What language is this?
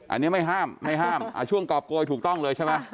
Thai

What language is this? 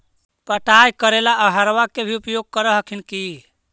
Magahi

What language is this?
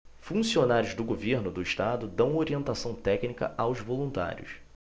Portuguese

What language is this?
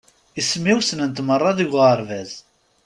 Kabyle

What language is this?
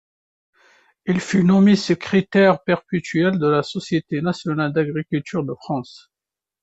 French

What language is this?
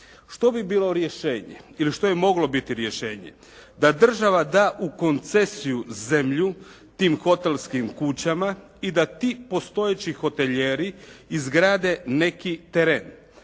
Croatian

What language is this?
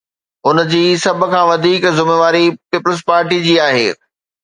Sindhi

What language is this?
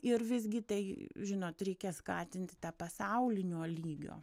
Lithuanian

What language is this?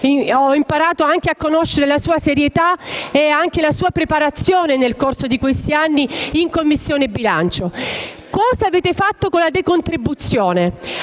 Italian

